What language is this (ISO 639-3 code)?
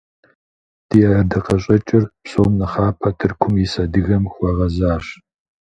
kbd